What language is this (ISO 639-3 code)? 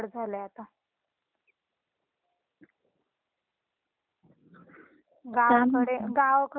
mar